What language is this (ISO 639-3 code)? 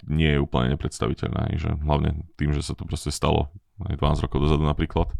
slk